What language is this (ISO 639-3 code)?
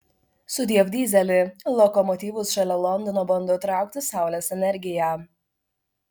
lit